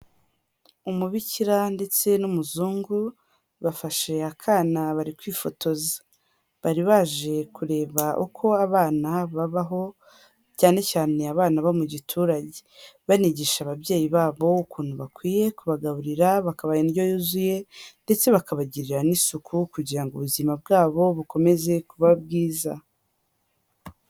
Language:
Kinyarwanda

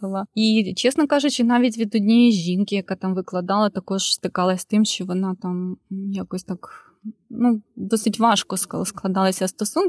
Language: Ukrainian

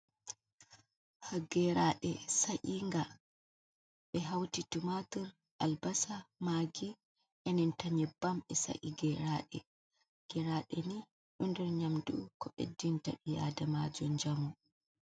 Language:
Fula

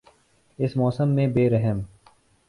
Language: Urdu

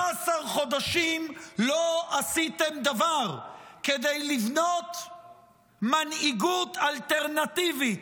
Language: Hebrew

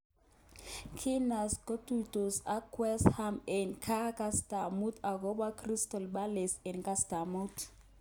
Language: Kalenjin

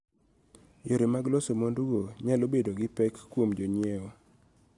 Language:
Luo (Kenya and Tanzania)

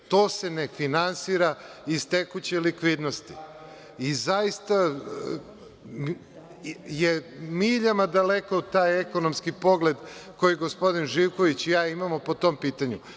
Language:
Serbian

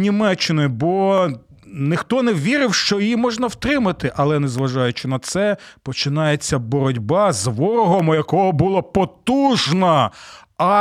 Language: Ukrainian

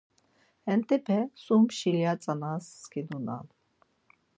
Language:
Laz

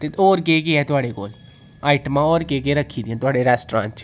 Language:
Dogri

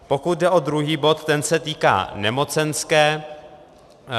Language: Czech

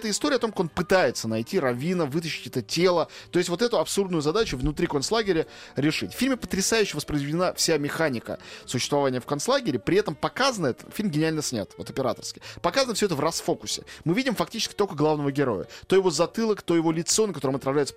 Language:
Russian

